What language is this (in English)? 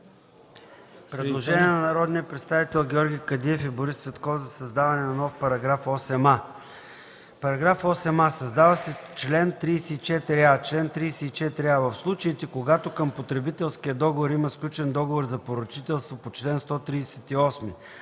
Bulgarian